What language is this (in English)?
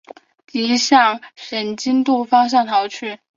Chinese